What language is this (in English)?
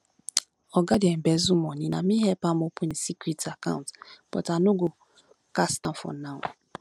Nigerian Pidgin